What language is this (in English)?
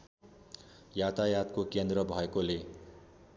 Nepali